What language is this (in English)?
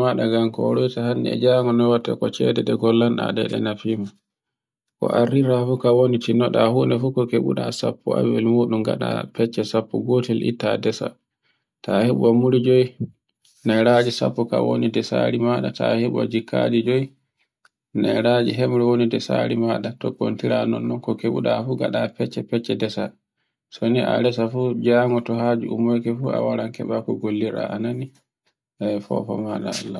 Borgu Fulfulde